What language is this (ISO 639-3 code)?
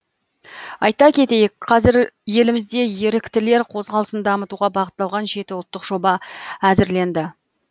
kaz